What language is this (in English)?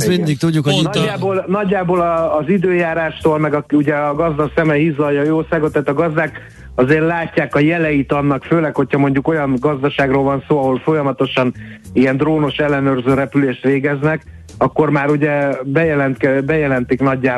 Hungarian